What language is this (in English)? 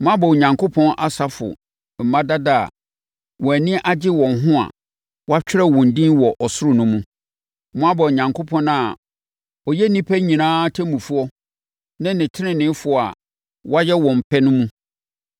Akan